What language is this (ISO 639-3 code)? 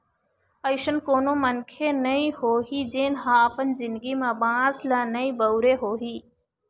hne